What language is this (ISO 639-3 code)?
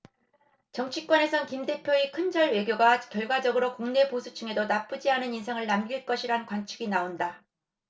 kor